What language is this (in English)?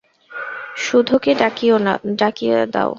Bangla